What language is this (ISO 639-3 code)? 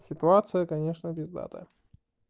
rus